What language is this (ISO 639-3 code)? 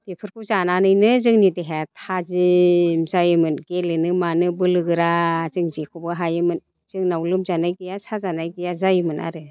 brx